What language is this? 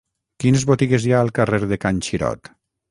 Catalan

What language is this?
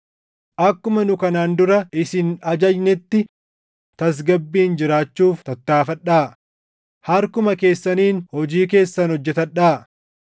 Oromo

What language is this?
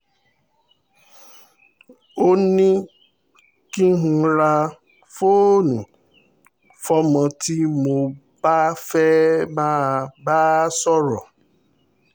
Yoruba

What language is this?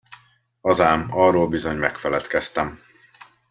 Hungarian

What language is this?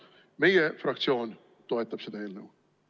Estonian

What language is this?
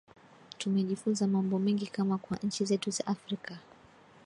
Swahili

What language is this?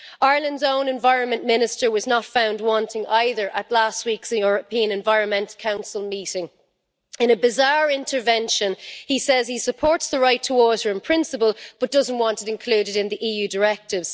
English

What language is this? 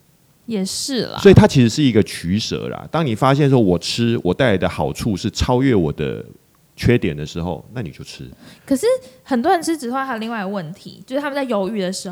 Chinese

